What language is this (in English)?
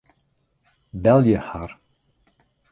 Western Frisian